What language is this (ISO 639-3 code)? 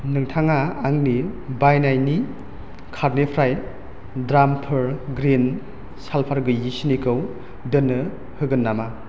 brx